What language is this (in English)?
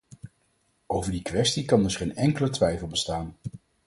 Dutch